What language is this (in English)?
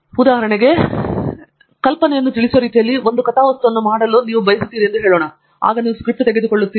Kannada